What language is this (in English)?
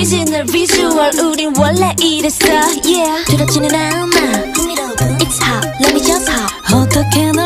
Korean